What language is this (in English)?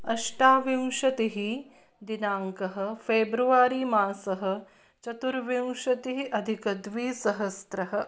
Sanskrit